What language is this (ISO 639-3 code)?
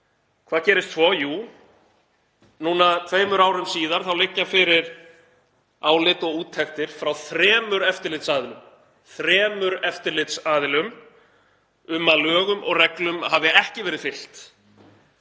isl